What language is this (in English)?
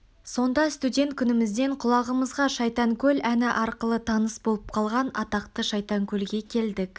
Kazakh